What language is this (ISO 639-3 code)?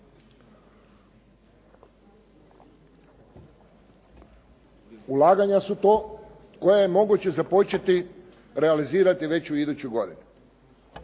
hrv